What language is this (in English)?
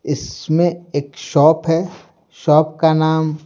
Hindi